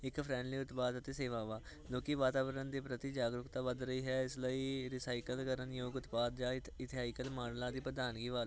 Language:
Punjabi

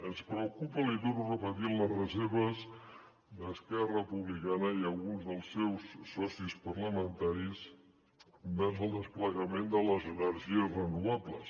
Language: Catalan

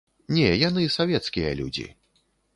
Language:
Belarusian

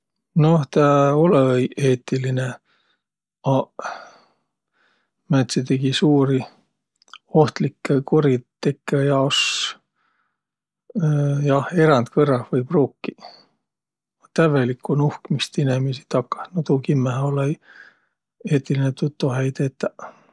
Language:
Võro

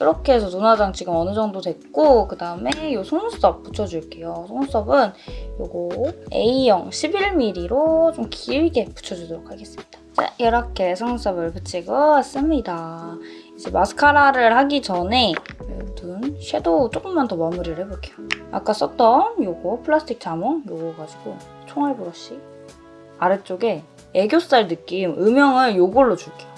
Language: Korean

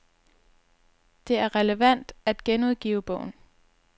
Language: Danish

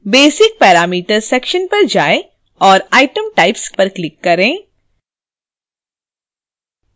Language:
Hindi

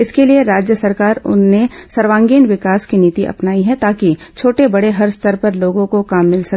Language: Hindi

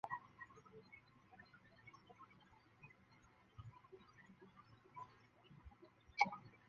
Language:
Chinese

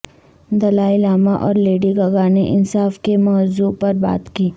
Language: Urdu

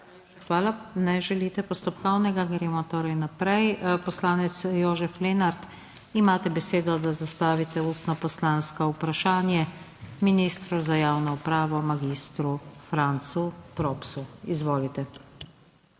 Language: Slovenian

